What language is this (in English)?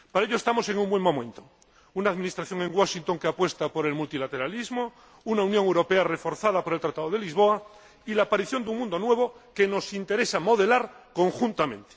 Spanish